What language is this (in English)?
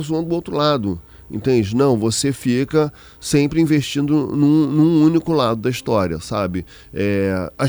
Portuguese